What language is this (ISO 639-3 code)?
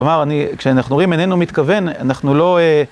heb